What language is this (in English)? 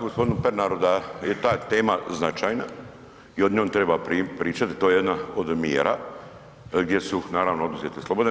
Croatian